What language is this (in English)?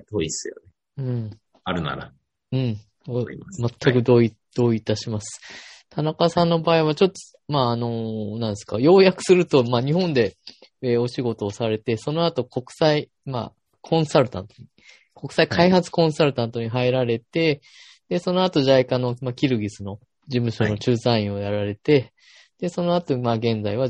Japanese